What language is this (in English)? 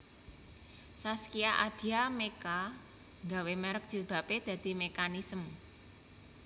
Javanese